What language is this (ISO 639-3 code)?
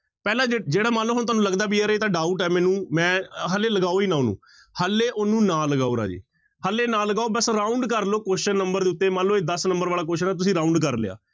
pan